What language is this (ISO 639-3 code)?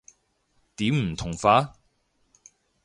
yue